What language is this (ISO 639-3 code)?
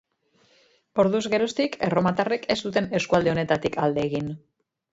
eus